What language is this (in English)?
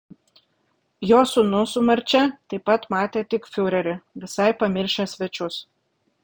Lithuanian